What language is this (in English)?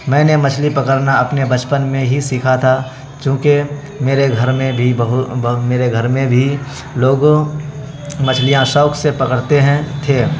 Urdu